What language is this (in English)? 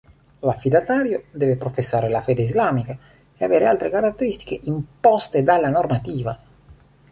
Italian